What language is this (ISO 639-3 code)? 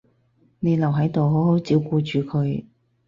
yue